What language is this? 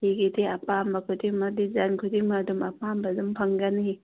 Manipuri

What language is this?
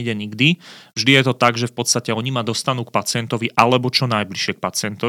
Slovak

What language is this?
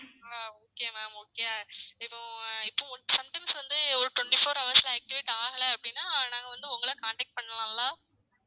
Tamil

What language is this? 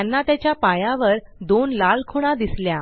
Marathi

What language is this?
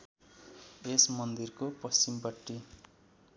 Nepali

